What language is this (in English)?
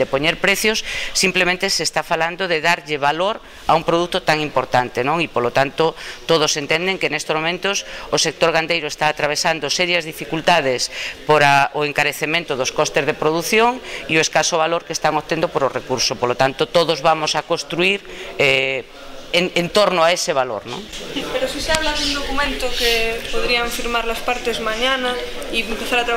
Greek